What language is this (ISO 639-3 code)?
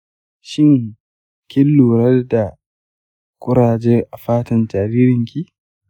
hau